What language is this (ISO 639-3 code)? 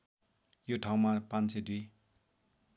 nep